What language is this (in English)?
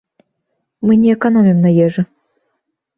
Belarusian